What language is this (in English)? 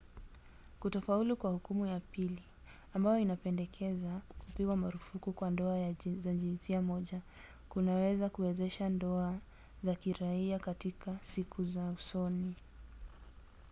Swahili